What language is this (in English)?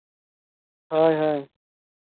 Santali